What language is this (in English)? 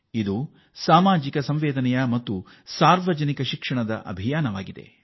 Kannada